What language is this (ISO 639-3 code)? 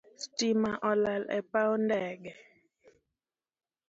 luo